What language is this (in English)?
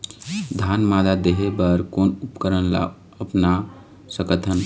Chhattisgarhi